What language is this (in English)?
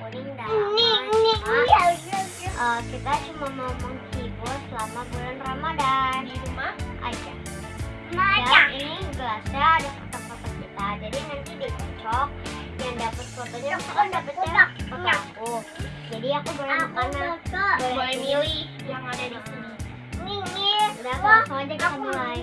Indonesian